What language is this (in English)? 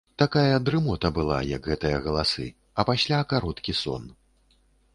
Belarusian